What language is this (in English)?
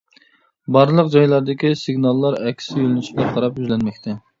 Uyghur